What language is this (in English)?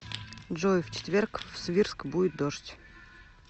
Russian